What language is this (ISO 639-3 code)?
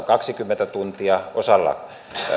fin